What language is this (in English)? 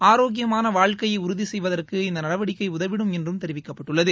Tamil